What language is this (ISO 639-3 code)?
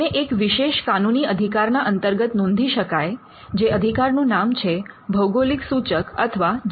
guj